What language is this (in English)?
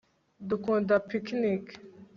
Kinyarwanda